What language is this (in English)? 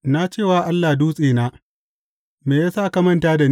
Hausa